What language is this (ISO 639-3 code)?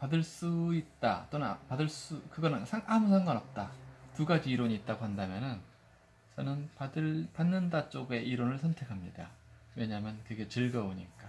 kor